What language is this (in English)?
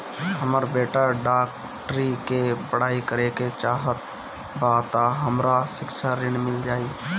Bhojpuri